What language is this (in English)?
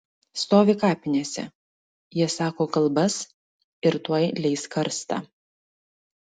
Lithuanian